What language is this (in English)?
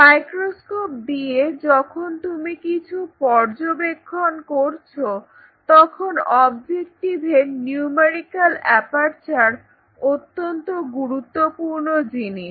Bangla